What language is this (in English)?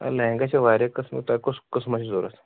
Kashmiri